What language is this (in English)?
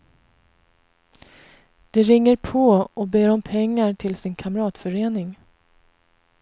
Swedish